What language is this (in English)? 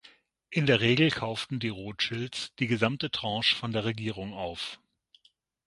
German